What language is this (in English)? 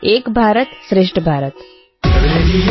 Telugu